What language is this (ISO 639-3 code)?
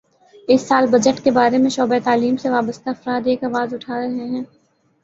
urd